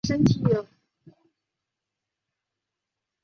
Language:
Chinese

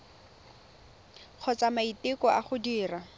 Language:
Tswana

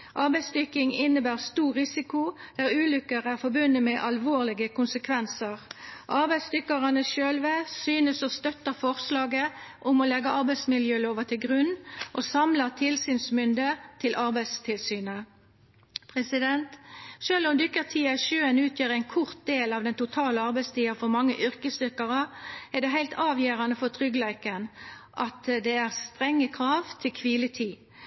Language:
Norwegian Nynorsk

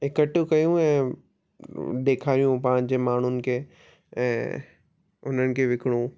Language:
Sindhi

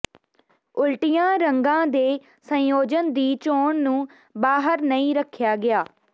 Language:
Punjabi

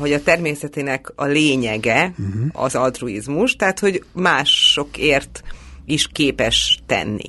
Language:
Hungarian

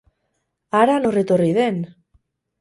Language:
Basque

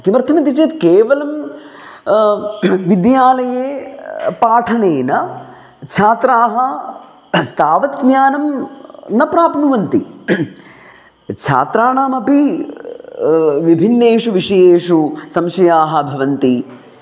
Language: Sanskrit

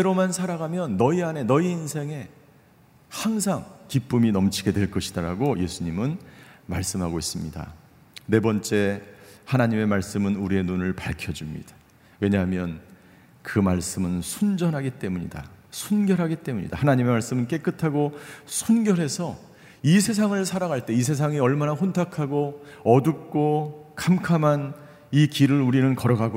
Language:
Korean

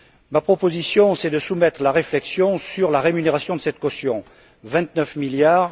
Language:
French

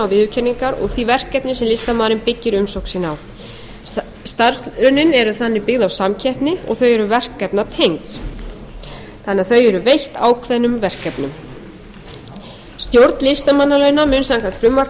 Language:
Icelandic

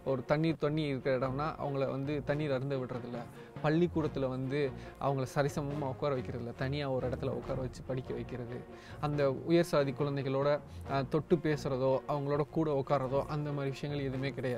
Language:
Indonesian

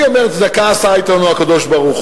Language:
Hebrew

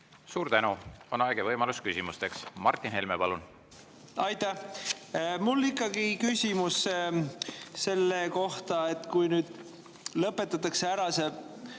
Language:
Estonian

